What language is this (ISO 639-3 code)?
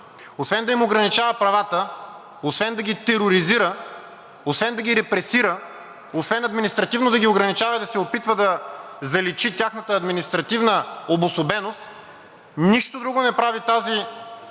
bul